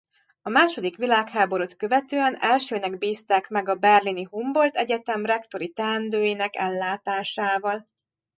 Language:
Hungarian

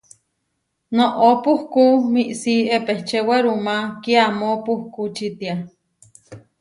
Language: Huarijio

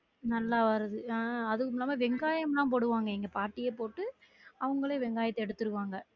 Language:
Tamil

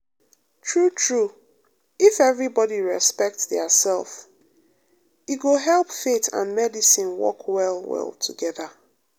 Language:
Nigerian Pidgin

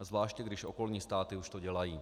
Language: Czech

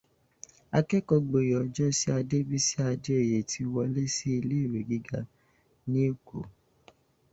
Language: Yoruba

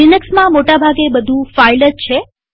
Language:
Gujarati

